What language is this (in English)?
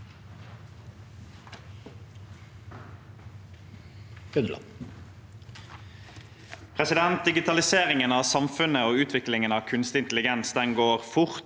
Norwegian